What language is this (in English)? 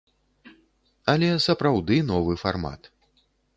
Belarusian